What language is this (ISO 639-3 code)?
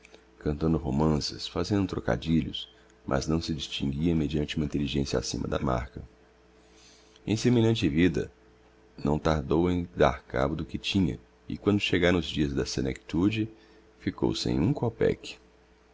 por